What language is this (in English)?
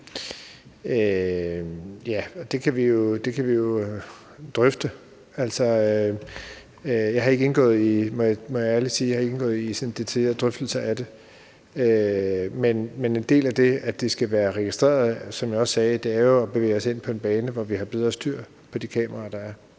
Danish